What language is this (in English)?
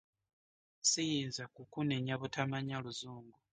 Ganda